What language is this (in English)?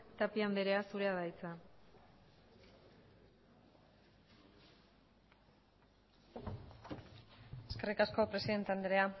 Basque